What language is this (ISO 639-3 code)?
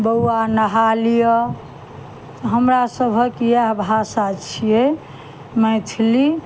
mai